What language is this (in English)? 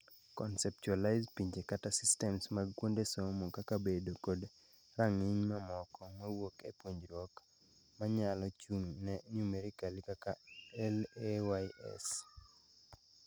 Luo (Kenya and Tanzania)